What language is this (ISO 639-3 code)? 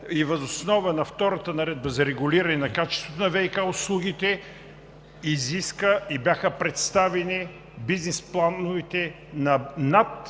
bul